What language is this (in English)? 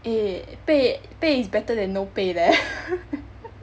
English